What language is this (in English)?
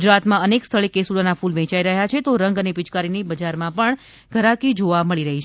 Gujarati